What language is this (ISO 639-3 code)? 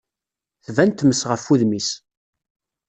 kab